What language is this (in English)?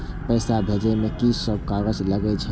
Maithili